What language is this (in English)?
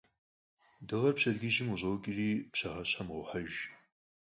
Kabardian